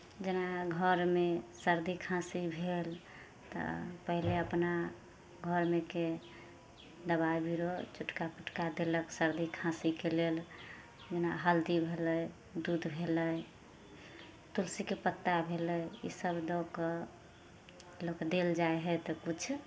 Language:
Maithili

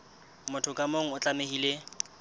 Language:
Southern Sotho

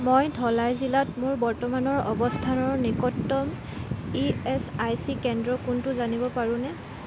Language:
Assamese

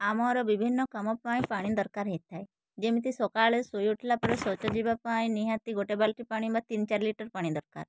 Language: Odia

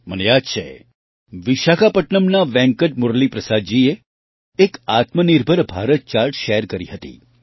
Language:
Gujarati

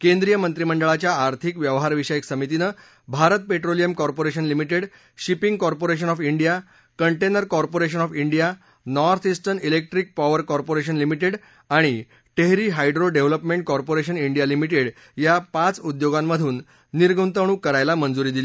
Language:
Marathi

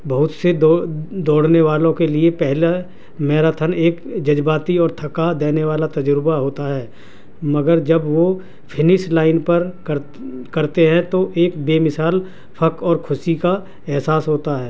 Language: Urdu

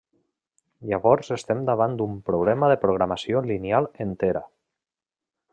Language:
Catalan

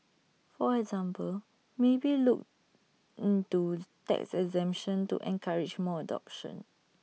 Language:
English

